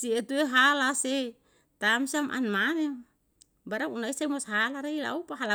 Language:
Yalahatan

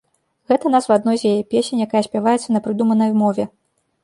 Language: Belarusian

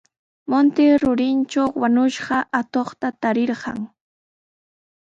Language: Sihuas Ancash Quechua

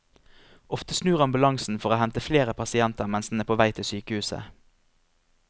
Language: Norwegian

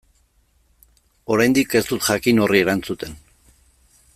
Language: Basque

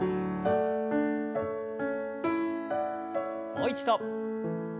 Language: Japanese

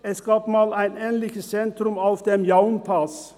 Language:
Swiss German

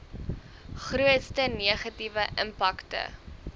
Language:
Afrikaans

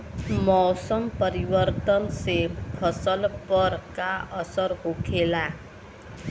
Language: Bhojpuri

